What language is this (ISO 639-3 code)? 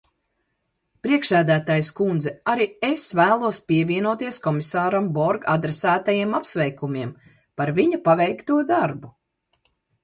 lav